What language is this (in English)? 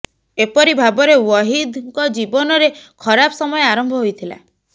Odia